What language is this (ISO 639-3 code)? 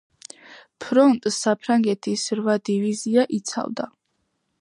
kat